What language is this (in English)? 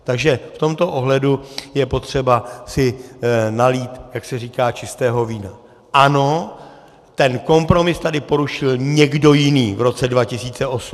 Czech